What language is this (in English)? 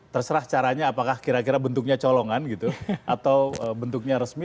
Indonesian